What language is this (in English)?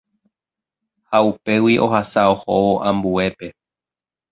Guarani